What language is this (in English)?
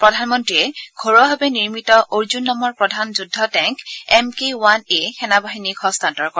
Assamese